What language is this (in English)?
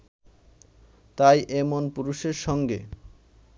Bangla